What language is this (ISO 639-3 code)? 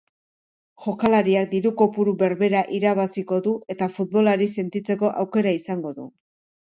eus